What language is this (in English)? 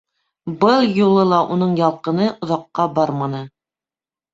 Bashkir